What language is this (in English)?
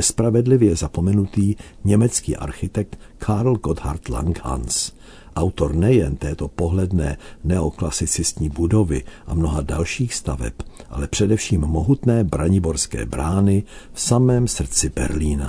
Czech